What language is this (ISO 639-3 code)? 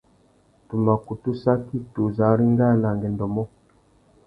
bag